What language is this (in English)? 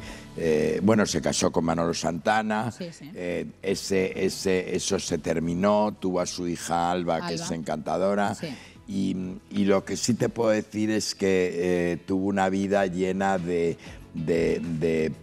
Spanish